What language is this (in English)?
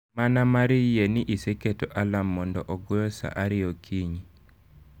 Luo (Kenya and Tanzania)